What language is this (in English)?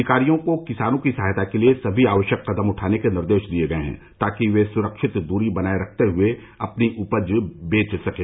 Hindi